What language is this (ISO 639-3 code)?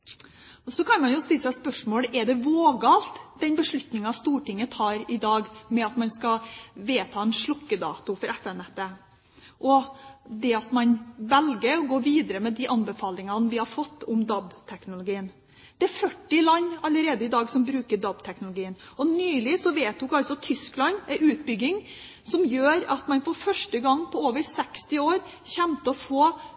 nob